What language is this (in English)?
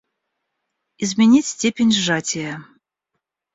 Russian